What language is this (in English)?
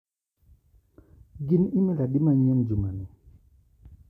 Luo (Kenya and Tanzania)